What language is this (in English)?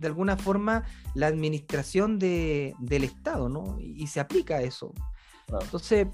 Spanish